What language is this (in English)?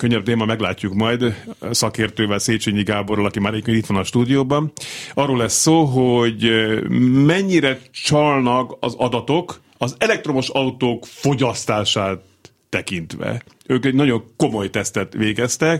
Hungarian